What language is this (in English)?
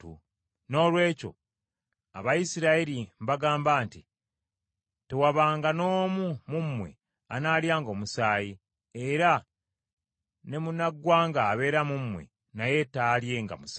Ganda